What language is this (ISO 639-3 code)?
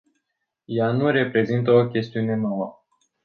ron